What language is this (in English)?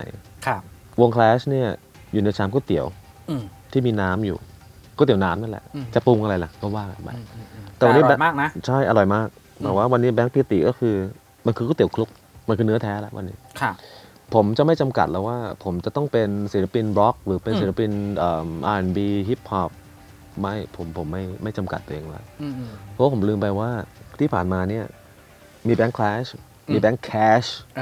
Thai